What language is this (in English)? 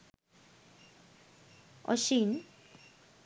Sinhala